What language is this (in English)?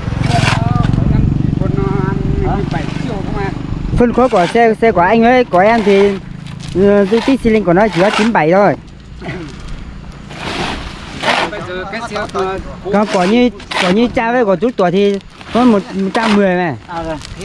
Vietnamese